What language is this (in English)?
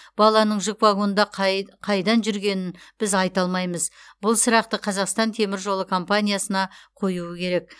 Kazakh